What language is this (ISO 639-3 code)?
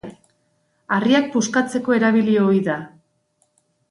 eus